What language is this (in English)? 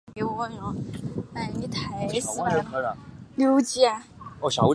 Chinese